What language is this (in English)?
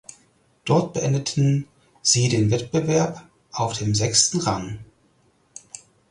German